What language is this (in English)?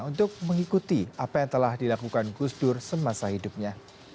Indonesian